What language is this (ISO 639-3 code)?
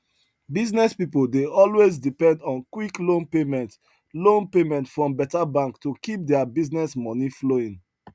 pcm